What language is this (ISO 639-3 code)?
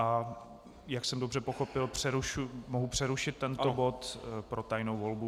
ces